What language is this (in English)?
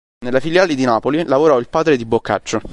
Italian